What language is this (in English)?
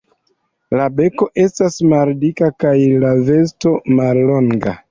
Esperanto